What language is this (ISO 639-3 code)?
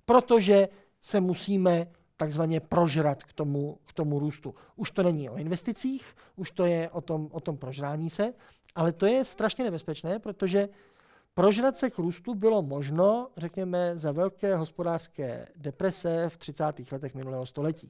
ces